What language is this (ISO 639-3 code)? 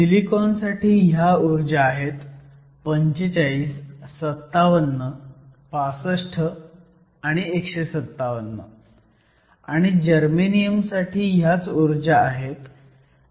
mar